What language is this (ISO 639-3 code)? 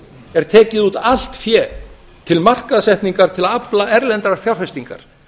isl